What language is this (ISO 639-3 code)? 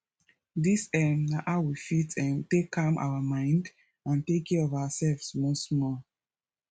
pcm